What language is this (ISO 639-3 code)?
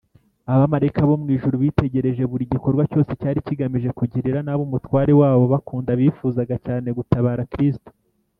kin